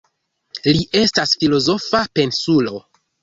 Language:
Esperanto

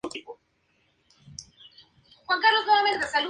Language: Spanish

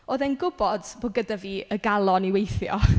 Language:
Welsh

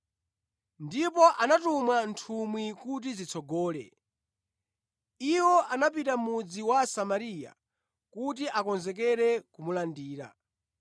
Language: Nyanja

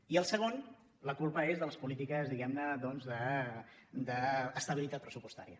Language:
Catalan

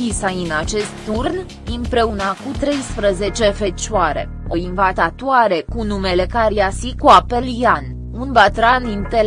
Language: Romanian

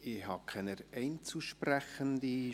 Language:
Swiss German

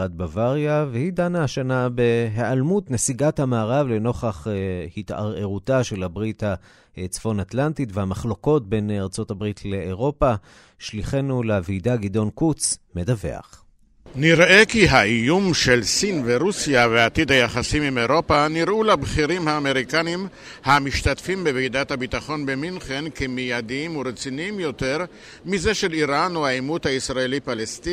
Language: Hebrew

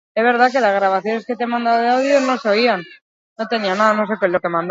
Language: Basque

